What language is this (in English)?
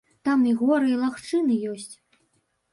Belarusian